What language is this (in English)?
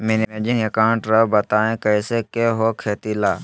Magahi